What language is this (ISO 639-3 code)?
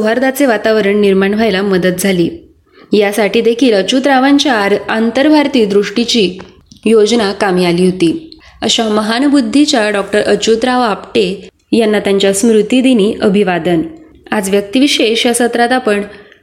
mar